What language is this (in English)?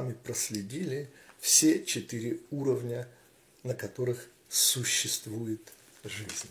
Russian